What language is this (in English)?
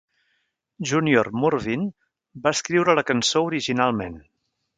Catalan